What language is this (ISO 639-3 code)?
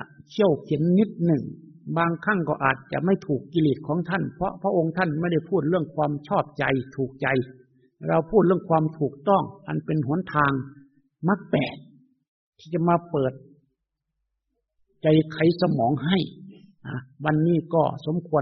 tha